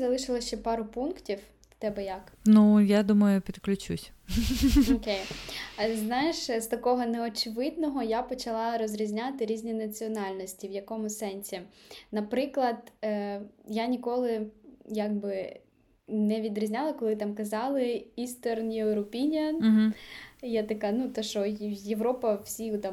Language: Ukrainian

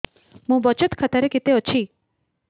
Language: Odia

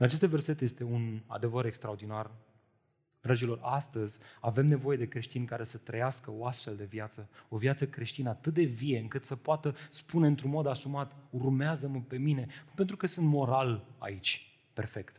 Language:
Romanian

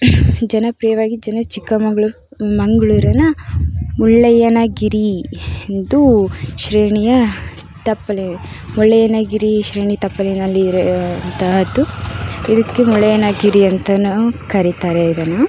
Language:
Kannada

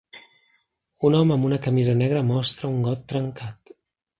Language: Catalan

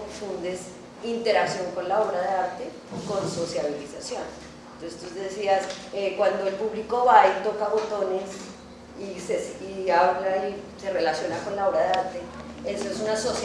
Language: Spanish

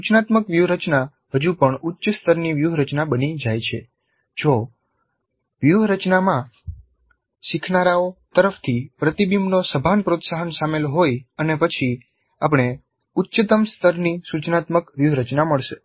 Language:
Gujarati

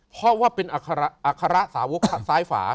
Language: Thai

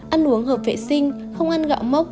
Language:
Vietnamese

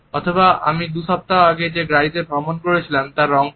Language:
Bangla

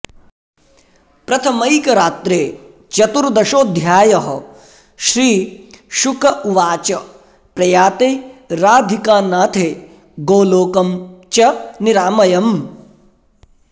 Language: Sanskrit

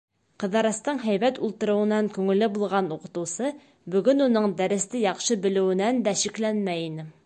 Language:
Bashkir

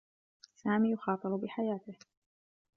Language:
Arabic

